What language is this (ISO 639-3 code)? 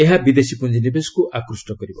ori